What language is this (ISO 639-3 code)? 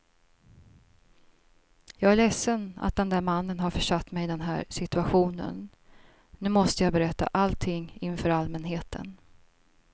swe